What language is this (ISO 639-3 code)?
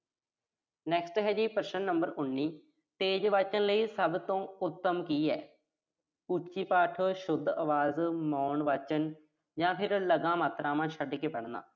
pan